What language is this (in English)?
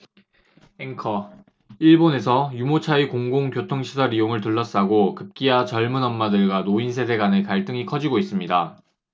Korean